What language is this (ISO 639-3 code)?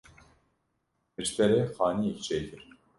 kur